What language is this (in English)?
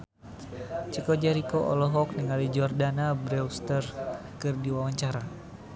Sundanese